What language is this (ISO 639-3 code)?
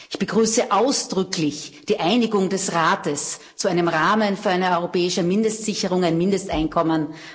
deu